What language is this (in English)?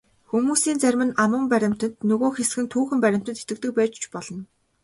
Mongolian